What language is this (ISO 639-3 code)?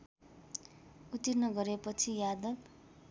nep